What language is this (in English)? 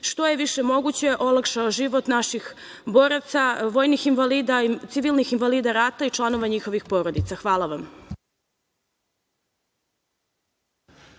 Serbian